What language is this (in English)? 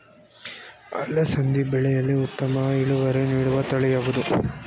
Kannada